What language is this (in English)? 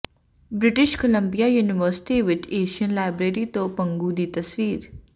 Punjabi